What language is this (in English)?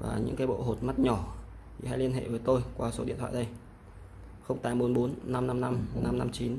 Vietnamese